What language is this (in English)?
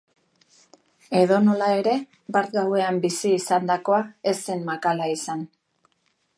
Basque